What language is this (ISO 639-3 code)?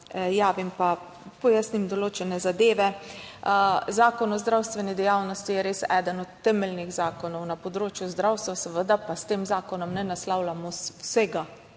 slv